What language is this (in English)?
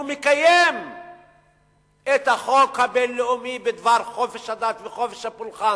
Hebrew